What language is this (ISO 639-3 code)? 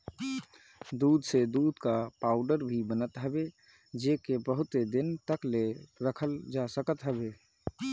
bho